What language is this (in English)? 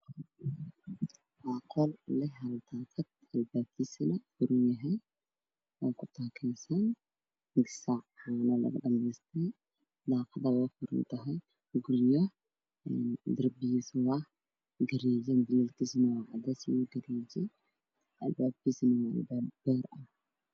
Somali